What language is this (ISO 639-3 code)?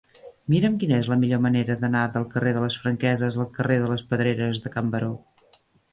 cat